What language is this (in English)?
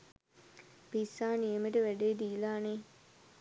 Sinhala